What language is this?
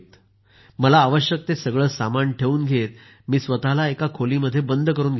Marathi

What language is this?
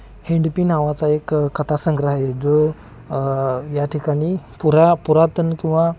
Marathi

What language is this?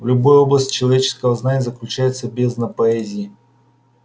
Russian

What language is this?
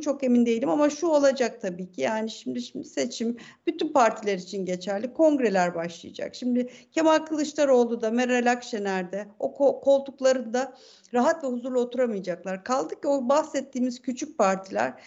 Turkish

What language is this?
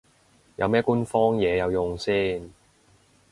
Cantonese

